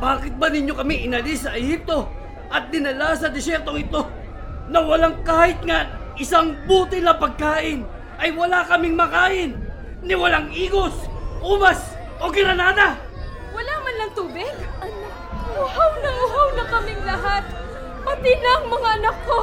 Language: Filipino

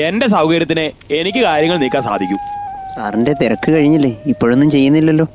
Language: Malayalam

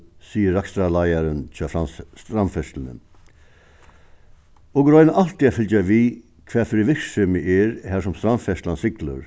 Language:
Faroese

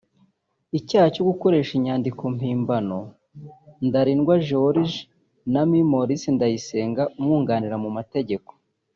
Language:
Kinyarwanda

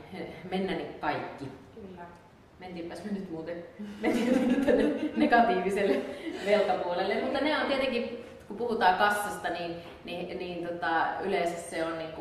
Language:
Finnish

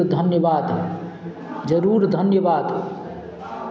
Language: Maithili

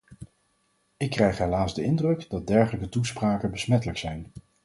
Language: Dutch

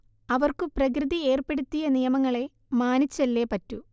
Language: Malayalam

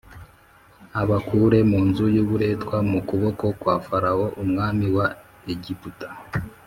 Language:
Kinyarwanda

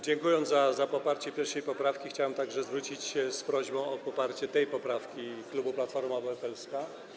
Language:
Polish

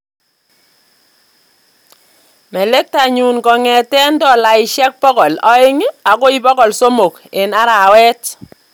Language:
Kalenjin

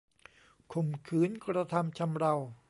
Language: Thai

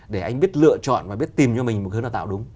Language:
Vietnamese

